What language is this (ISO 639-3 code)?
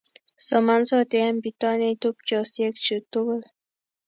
kln